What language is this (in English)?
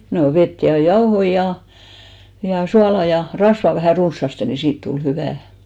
Finnish